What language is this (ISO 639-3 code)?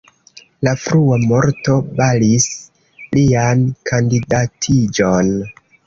epo